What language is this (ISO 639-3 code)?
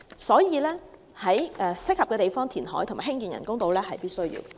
yue